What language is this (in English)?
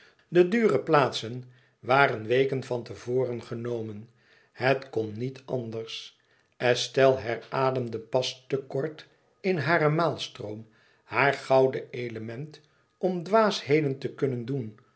Dutch